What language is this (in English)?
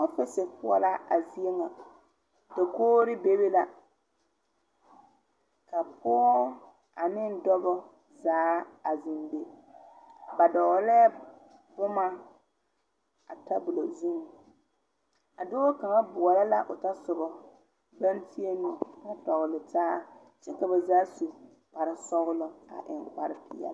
Southern Dagaare